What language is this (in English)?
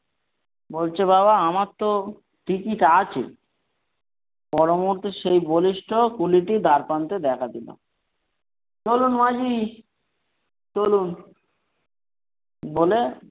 Bangla